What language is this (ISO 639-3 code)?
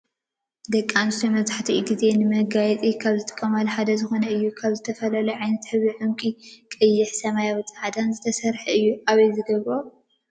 tir